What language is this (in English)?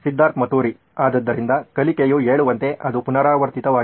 Kannada